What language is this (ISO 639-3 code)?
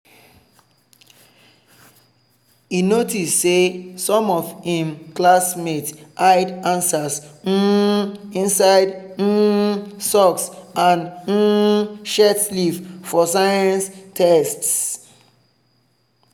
pcm